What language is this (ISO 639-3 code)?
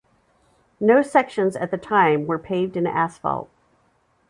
eng